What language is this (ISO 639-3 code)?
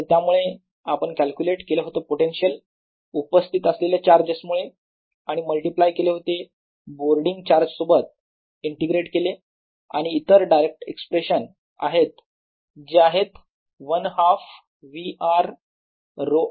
mar